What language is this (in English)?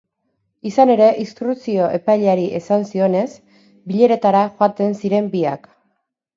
Basque